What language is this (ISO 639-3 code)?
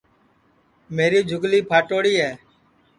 ssi